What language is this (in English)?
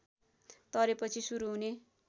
Nepali